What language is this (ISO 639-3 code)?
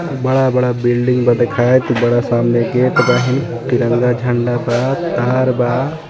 bho